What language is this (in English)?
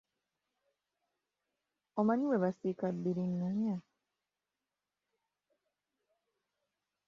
Ganda